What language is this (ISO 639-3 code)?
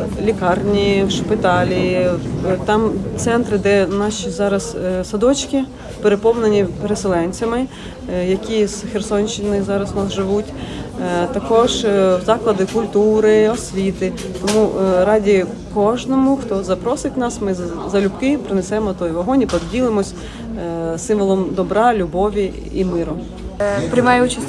ukr